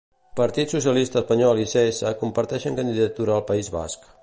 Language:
Catalan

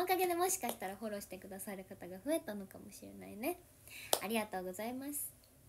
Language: Japanese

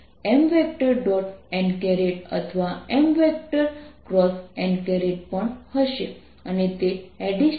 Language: Gujarati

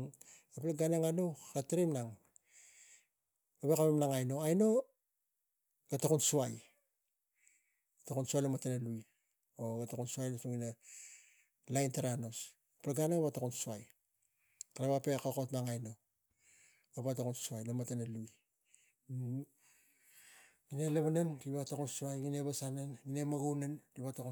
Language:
Tigak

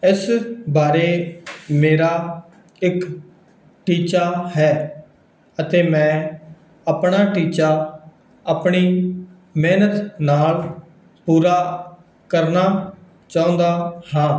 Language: Punjabi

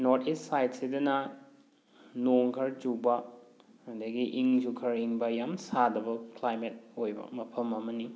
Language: Manipuri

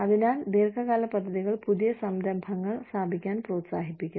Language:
Malayalam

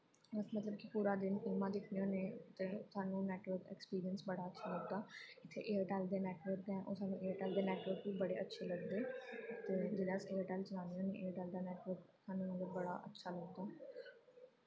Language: Dogri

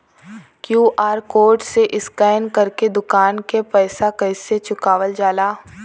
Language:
Bhojpuri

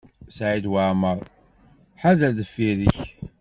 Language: Kabyle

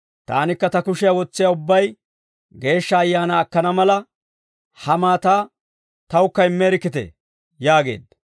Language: Dawro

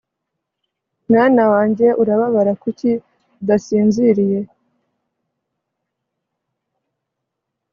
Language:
Kinyarwanda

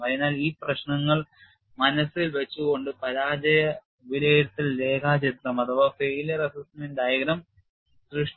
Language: Malayalam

